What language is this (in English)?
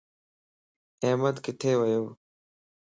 Lasi